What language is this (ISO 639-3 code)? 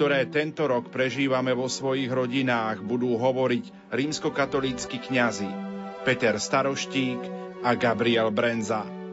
slk